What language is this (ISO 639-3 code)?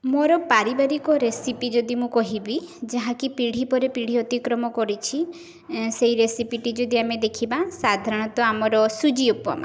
ori